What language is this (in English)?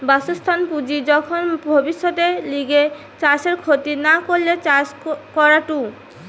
Bangla